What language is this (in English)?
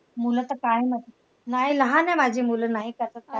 Marathi